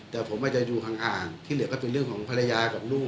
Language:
Thai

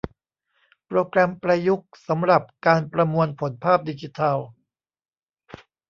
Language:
Thai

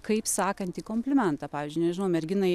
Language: Lithuanian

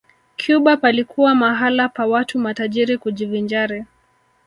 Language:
Swahili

